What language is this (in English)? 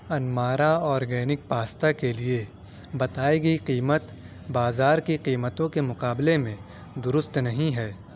Urdu